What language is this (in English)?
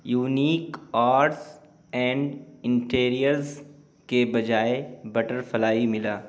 Urdu